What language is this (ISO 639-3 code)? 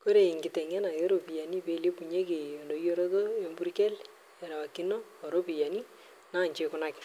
mas